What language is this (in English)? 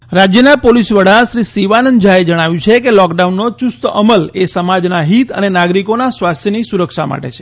Gujarati